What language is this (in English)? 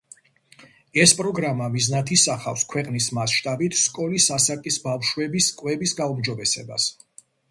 Georgian